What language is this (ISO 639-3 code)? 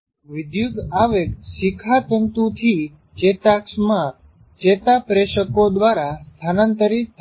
guj